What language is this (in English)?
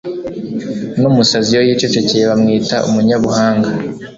Kinyarwanda